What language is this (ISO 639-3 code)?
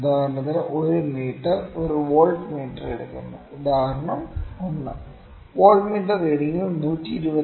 mal